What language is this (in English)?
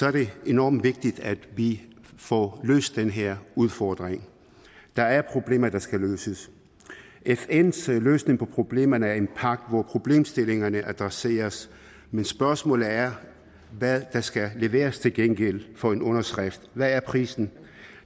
Danish